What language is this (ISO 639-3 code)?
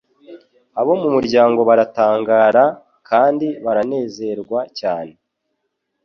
kin